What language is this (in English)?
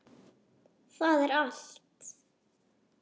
Icelandic